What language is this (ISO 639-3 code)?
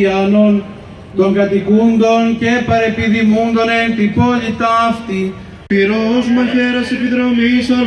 ell